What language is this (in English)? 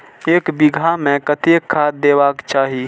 Maithili